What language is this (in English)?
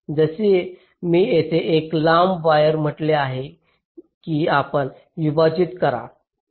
Marathi